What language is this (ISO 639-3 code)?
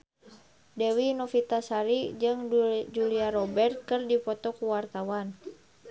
sun